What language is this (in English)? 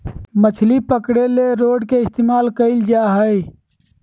Magahi